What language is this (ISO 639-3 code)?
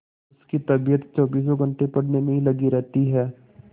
hin